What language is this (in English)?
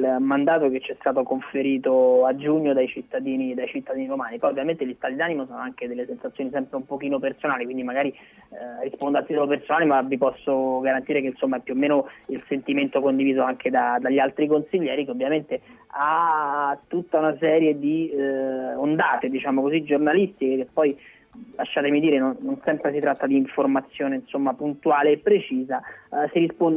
Italian